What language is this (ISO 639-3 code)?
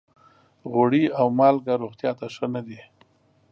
pus